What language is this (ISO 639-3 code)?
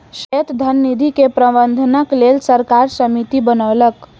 mai